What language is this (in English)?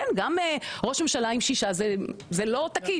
Hebrew